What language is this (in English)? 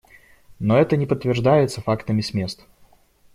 Russian